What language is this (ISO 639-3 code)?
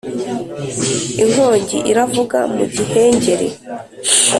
kin